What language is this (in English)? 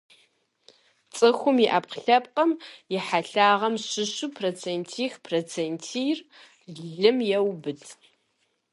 Kabardian